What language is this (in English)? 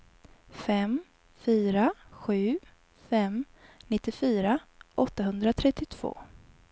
Swedish